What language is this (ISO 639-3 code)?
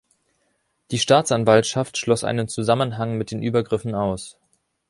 deu